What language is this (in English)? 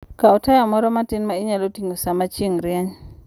Luo (Kenya and Tanzania)